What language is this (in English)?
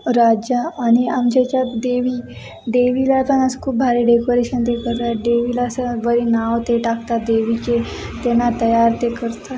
Marathi